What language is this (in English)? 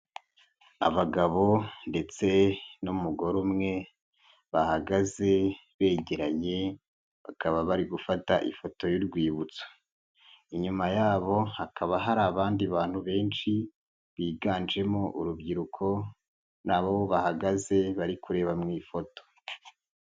Kinyarwanda